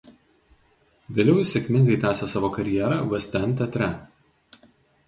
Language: Lithuanian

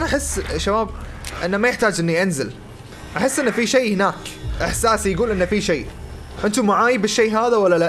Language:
Arabic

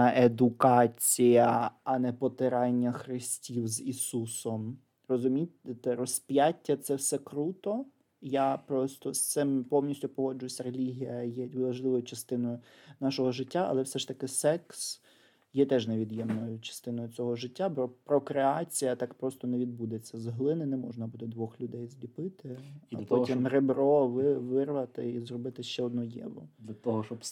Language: Ukrainian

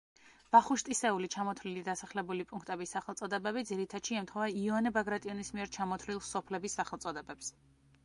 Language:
Georgian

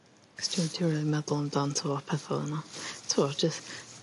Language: Welsh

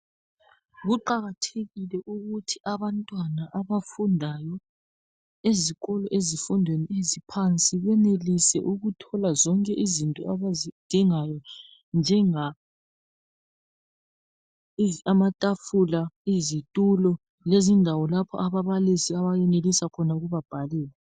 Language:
North Ndebele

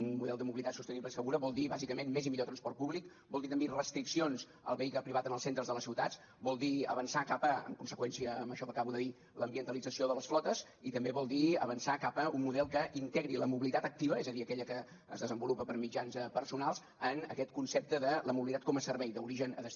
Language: Catalan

